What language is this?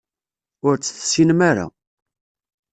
Kabyle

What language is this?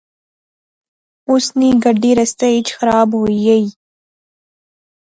Pahari-Potwari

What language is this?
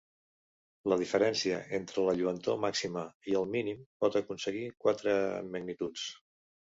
Catalan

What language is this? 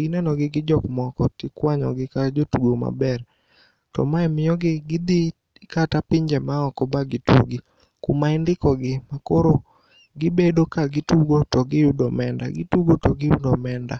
Luo (Kenya and Tanzania)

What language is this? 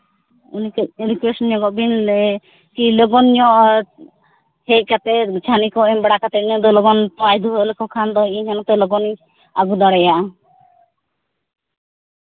Santali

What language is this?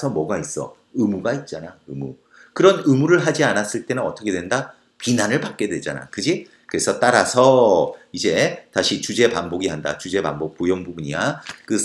Korean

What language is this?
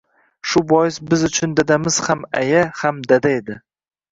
Uzbek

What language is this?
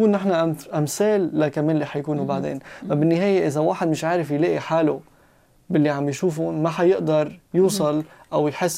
Arabic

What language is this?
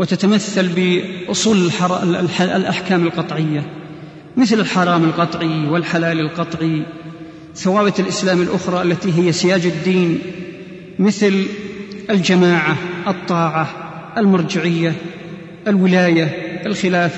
Arabic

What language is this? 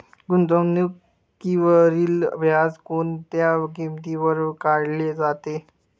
Marathi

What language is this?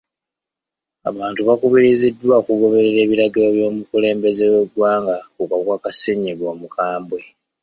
Ganda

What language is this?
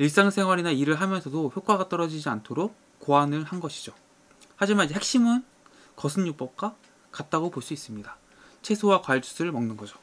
Korean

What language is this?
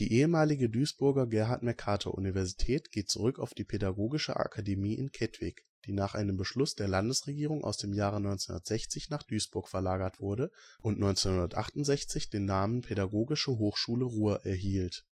German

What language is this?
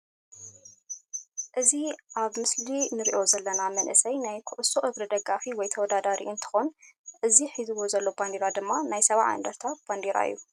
Tigrinya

